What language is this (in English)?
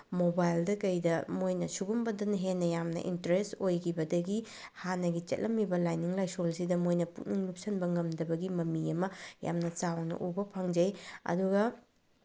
Manipuri